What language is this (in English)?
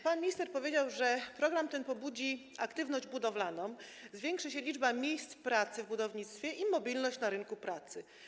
Polish